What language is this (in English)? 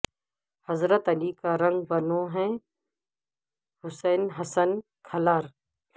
Urdu